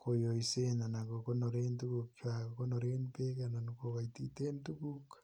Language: Kalenjin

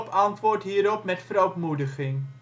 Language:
Dutch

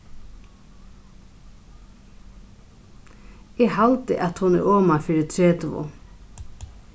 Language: Faroese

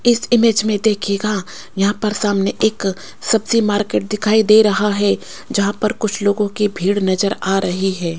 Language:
Hindi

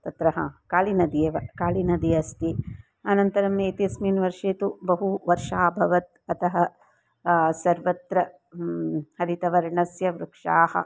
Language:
Sanskrit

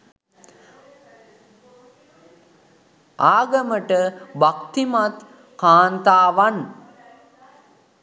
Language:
Sinhala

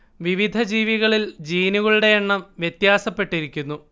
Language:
Malayalam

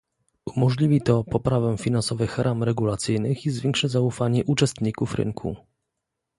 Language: Polish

